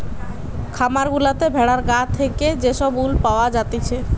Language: Bangla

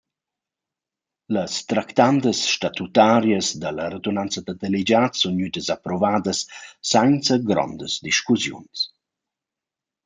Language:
Romansh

